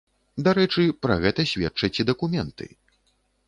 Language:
Belarusian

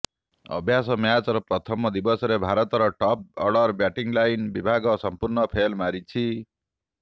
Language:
Odia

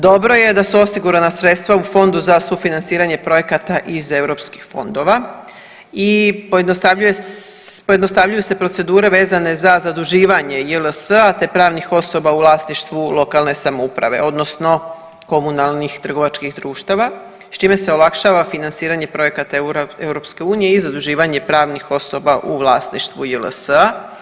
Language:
Croatian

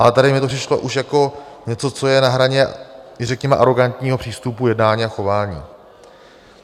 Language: Czech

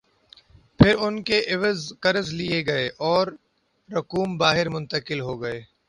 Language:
Urdu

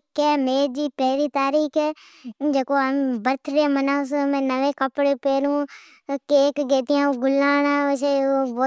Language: Od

